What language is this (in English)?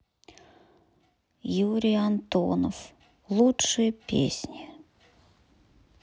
Russian